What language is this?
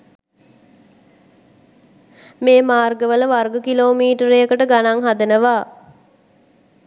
Sinhala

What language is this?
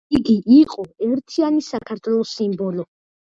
Georgian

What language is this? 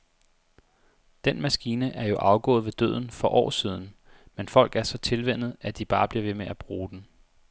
Danish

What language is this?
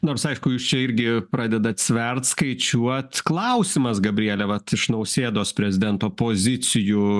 Lithuanian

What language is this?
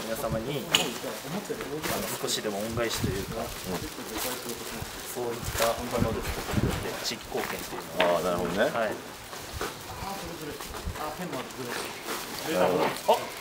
Japanese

